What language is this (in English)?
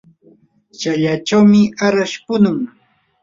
Yanahuanca Pasco Quechua